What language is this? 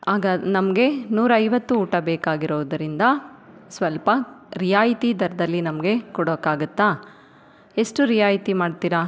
Kannada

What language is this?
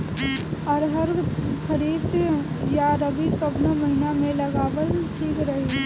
Bhojpuri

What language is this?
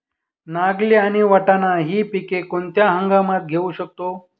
Marathi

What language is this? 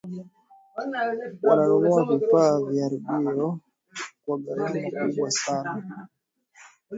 Swahili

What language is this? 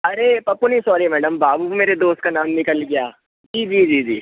Hindi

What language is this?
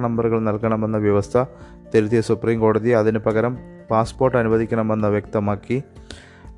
Malayalam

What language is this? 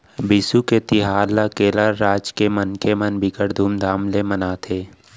Chhattisgarhi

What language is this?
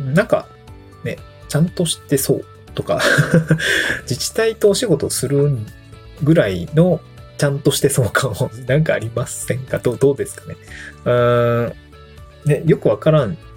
Japanese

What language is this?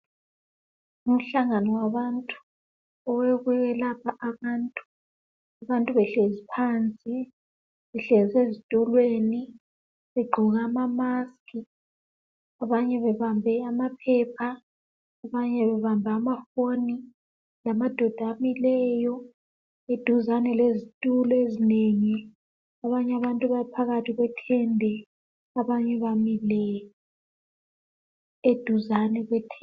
North Ndebele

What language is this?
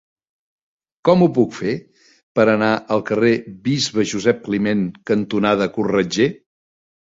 Catalan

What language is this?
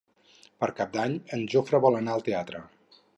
Catalan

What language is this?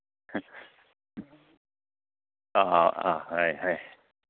Manipuri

